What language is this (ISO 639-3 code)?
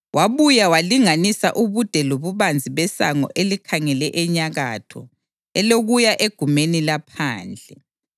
nde